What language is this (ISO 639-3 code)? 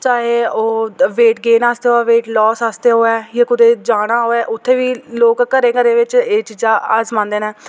doi